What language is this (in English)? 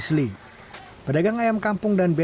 Indonesian